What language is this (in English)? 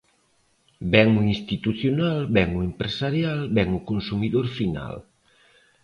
Galician